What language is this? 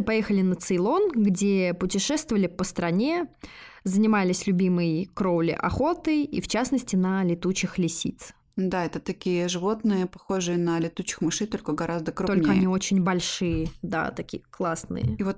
Russian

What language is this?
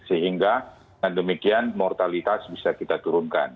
Indonesian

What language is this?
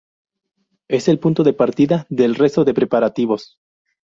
Spanish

